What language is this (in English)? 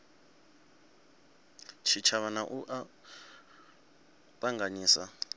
Venda